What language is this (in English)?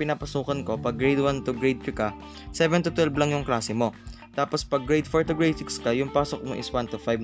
Filipino